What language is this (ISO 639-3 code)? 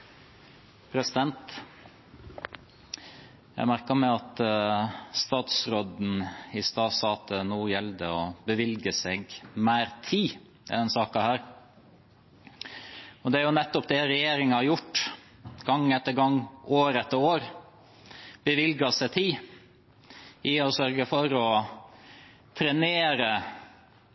nor